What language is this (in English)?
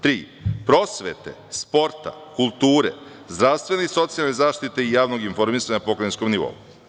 Serbian